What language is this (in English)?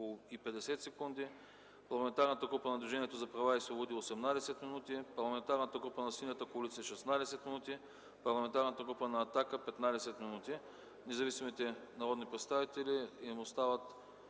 Bulgarian